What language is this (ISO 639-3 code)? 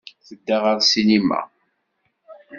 kab